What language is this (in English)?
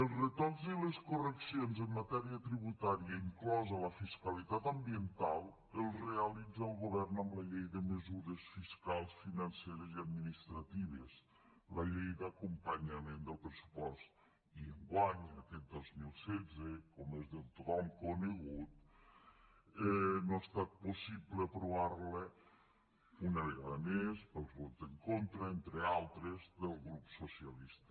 Catalan